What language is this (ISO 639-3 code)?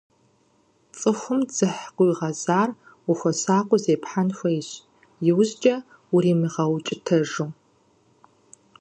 kbd